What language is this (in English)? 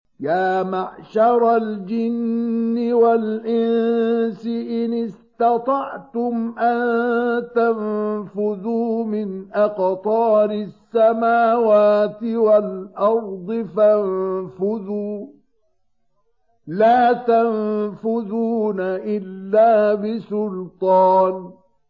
Arabic